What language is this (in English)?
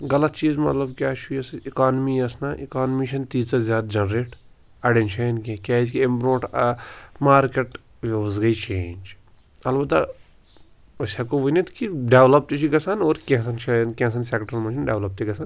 Kashmiri